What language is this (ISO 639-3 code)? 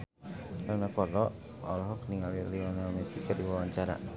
sun